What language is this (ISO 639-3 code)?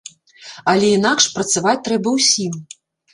bel